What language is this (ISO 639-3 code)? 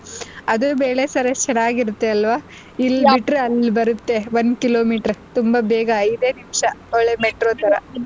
kan